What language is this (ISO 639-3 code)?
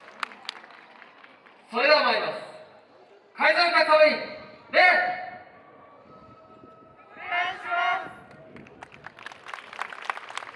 jpn